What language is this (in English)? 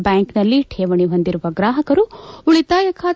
Kannada